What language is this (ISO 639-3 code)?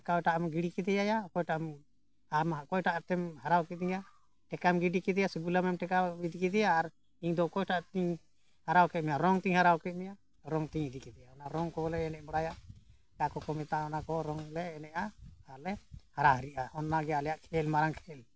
sat